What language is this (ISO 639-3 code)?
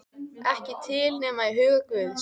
isl